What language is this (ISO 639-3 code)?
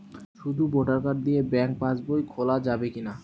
ben